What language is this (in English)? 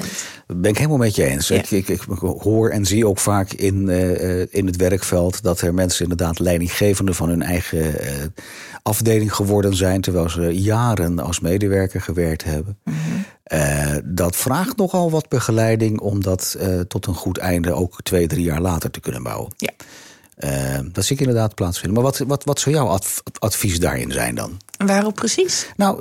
Dutch